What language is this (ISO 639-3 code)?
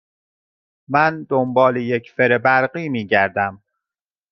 fas